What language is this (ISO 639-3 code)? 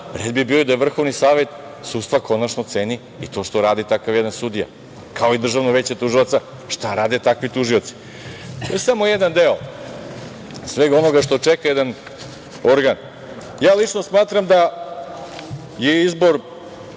srp